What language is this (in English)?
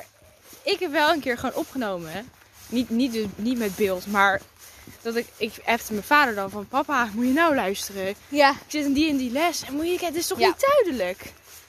Dutch